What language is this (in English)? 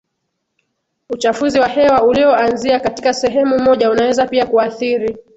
Swahili